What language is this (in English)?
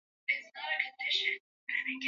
Swahili